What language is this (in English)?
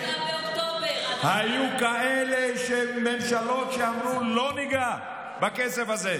Hebrew